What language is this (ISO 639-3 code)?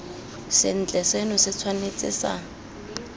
tsn